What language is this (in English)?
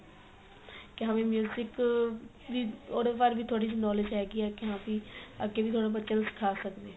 Punjabi